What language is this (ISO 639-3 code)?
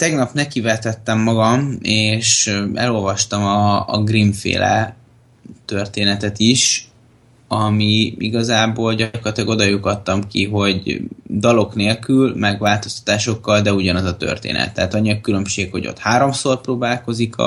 hun